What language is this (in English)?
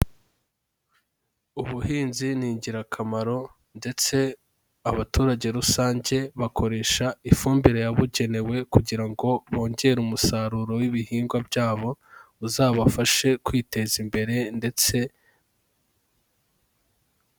Kinyarwanda